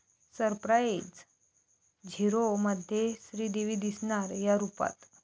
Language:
Marathi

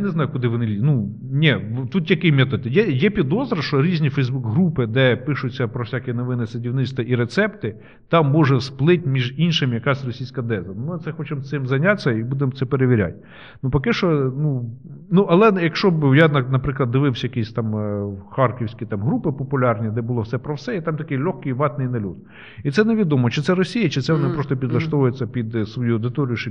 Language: Ukrainian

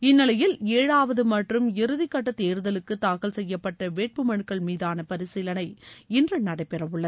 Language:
Tamil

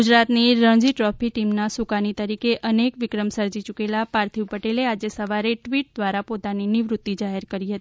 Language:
Gujarati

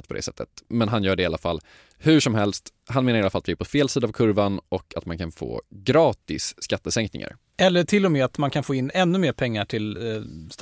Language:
Swedish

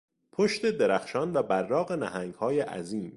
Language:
Persian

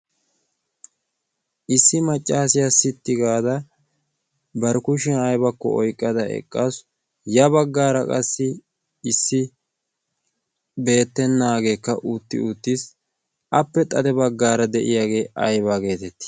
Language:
Wolaytta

